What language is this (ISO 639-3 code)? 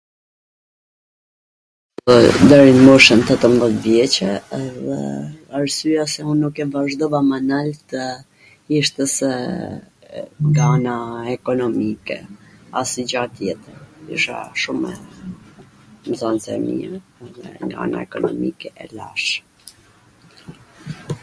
aln